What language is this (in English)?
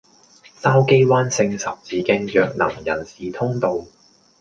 Cantonese